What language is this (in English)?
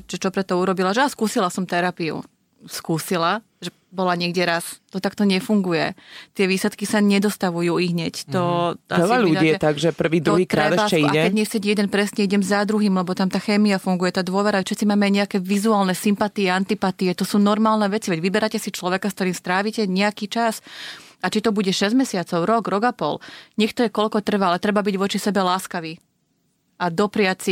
Slovak